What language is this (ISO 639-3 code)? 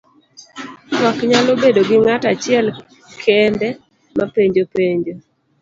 luo